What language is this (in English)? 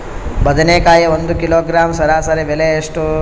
Kannada